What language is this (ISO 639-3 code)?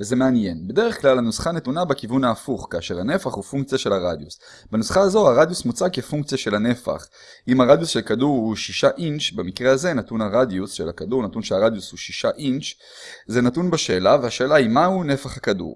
heb